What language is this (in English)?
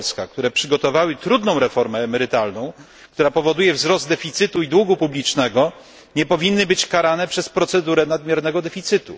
Polish